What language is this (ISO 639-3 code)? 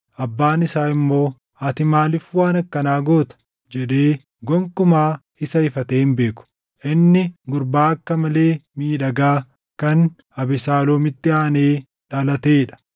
orm